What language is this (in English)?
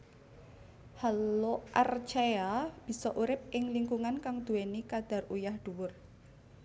Javanese